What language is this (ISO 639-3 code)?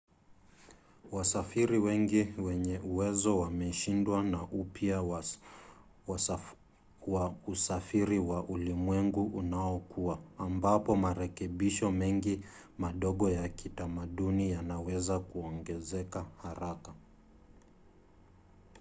swa